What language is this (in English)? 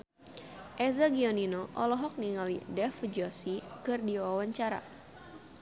Sundanese